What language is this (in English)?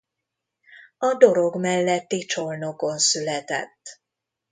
Hungarian